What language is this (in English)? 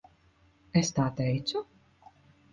Latvian